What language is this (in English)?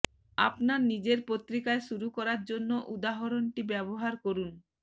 Bangla